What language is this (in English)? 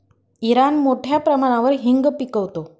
Marathi